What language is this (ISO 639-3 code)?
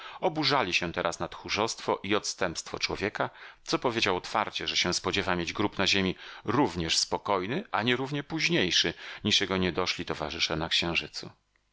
pol